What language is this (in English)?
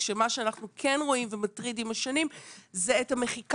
Hebrew